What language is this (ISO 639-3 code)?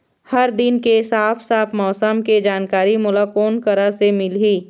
hne